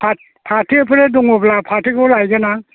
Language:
Bodo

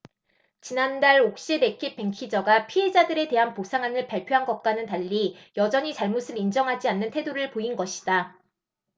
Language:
Korean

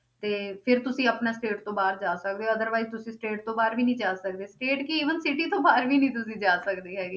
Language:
Punjabi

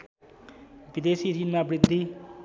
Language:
Nepali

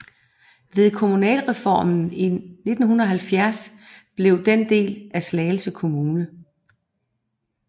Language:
Danish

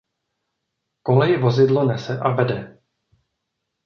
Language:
Czech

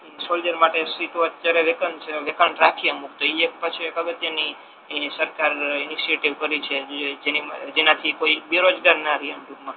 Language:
Gujarati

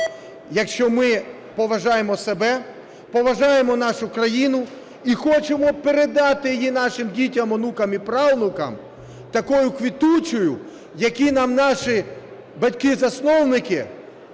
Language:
Ukrainian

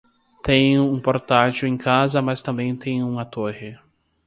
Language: Portuguese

